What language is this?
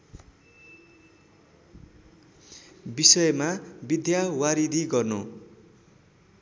Nepali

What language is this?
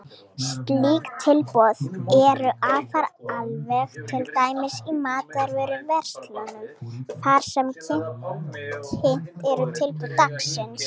Icelandic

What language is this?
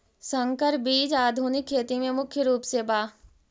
Magahi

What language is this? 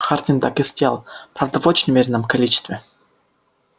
Russian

